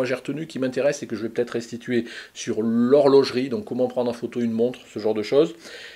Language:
French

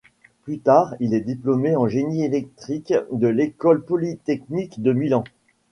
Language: French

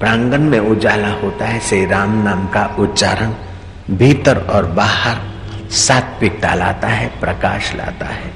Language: Hindi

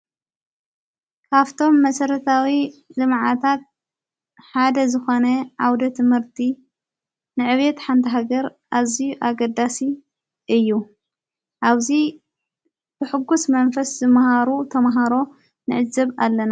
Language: Tigrinya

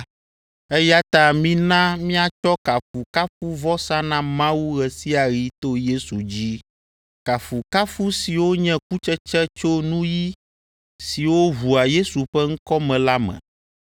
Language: Ewe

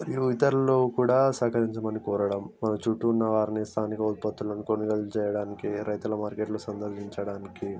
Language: Telugu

